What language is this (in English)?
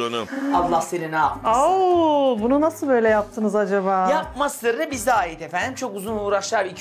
Turkish